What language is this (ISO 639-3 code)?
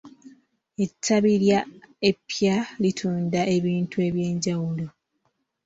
lug